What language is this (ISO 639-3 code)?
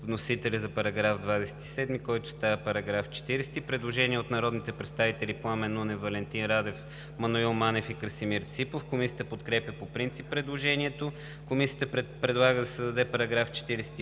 bul